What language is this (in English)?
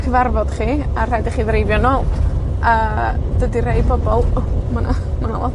Welsh